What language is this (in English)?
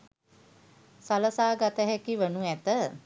Sinhala